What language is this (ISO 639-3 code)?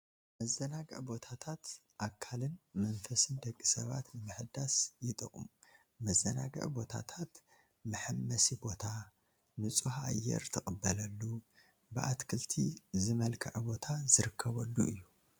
tir